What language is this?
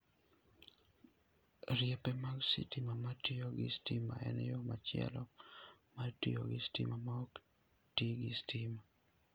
Luo (Kenya and Tanzania)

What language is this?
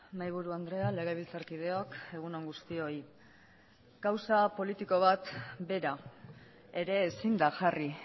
Basque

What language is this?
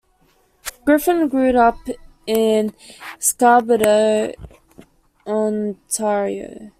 English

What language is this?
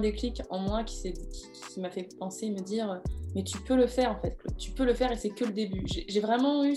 French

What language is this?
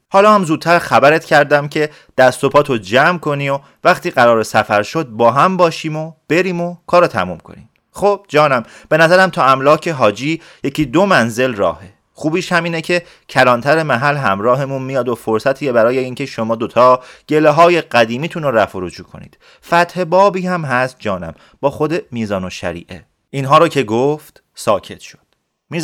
Persian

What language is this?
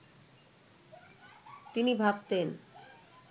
Bangla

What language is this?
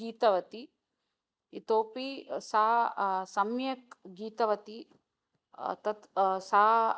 Sanskrit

